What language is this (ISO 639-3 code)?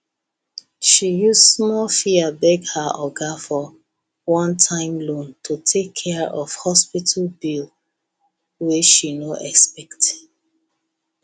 pcm